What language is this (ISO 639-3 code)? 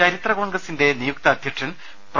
mal